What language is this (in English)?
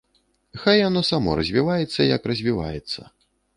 Belarusian